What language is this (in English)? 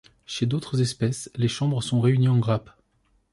French